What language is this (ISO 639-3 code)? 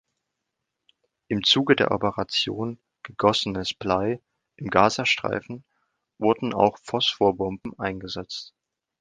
deu